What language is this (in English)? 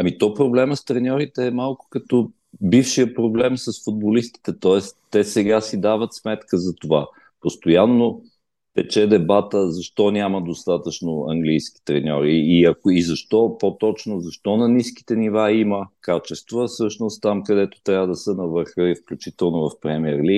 Bulgarian